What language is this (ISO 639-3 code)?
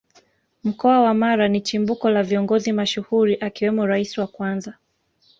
swa